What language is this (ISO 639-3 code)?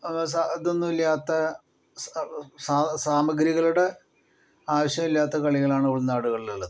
mal